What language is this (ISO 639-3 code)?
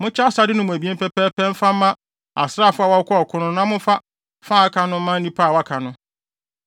aka